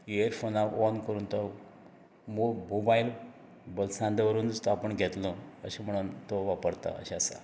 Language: Konkani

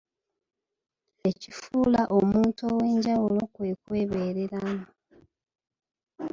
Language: Ganda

